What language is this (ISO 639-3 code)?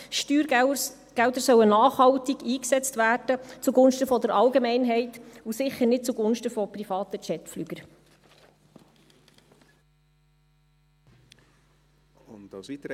gsw